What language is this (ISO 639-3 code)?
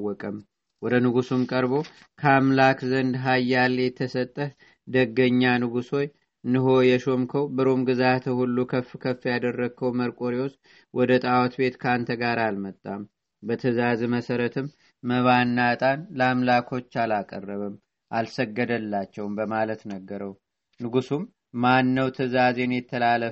amh